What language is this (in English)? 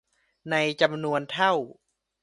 Thai